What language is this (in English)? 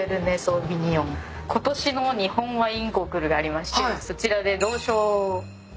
Japanese